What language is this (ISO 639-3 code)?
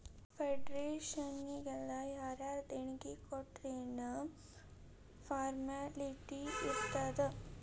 kan